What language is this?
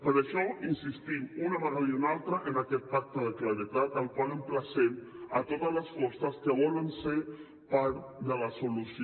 Catalan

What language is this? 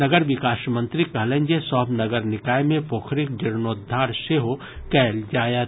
Maithili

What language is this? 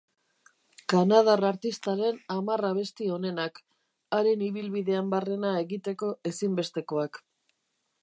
Basque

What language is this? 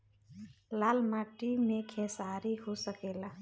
Bhojpuri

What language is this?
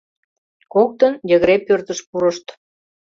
Mari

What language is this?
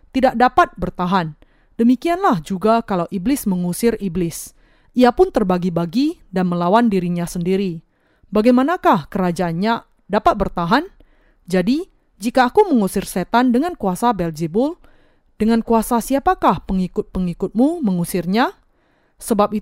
Indonesian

